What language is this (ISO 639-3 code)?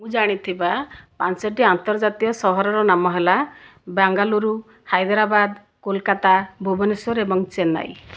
ori